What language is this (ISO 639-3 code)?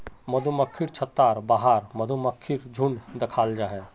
mag